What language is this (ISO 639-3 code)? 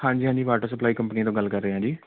pan